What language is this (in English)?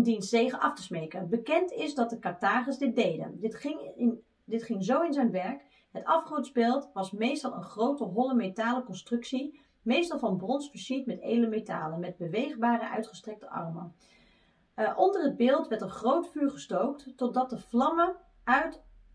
Dutch